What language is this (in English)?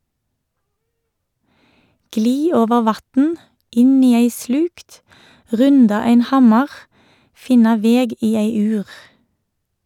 Norwegian